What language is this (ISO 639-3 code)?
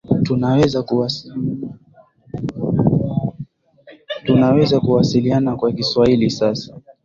swa